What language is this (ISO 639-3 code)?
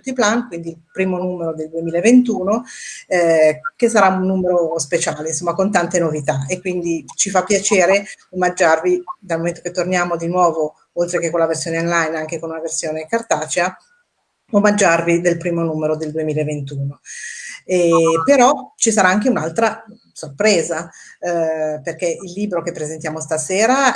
ita